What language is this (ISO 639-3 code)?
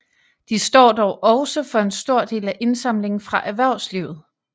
dan